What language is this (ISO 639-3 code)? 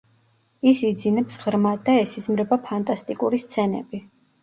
kat